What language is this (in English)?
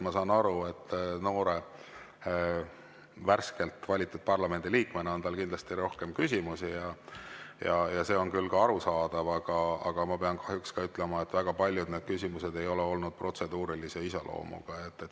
Estonian